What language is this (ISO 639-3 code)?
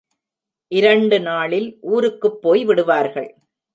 tam